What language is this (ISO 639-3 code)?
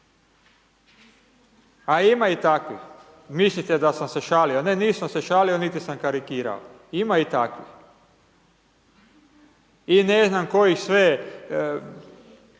hrv